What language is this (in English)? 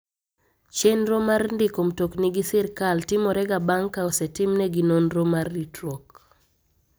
Luo (Kenya and Tanzania)